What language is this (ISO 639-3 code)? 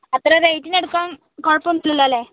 mal